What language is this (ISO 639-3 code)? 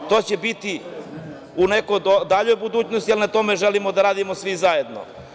srp